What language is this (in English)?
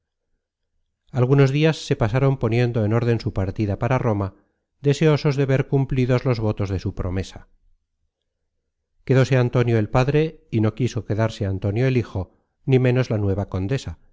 Spanish